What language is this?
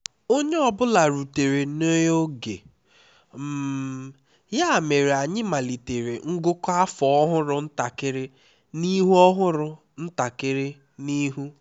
Igbo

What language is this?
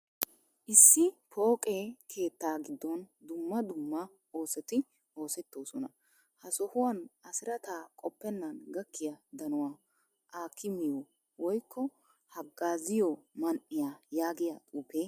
Wolaytta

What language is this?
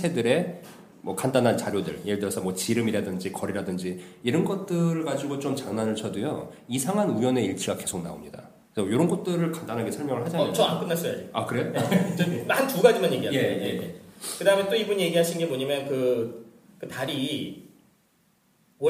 Korean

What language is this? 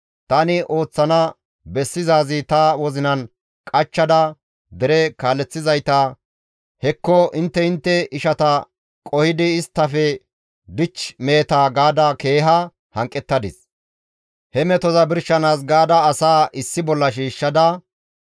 Gamo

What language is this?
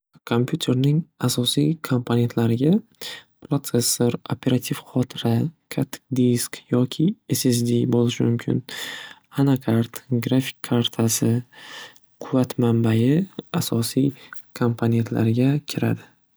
Uzbek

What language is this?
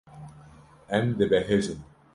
Kurdish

